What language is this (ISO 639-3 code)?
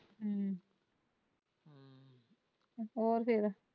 pan